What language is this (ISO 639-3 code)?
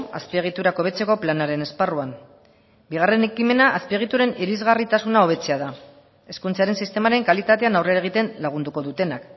eus